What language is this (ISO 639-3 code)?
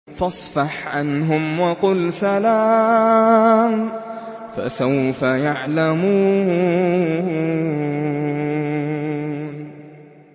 ara